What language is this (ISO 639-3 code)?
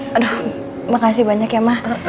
ind